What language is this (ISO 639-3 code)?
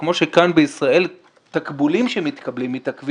heb